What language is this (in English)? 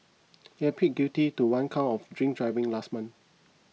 English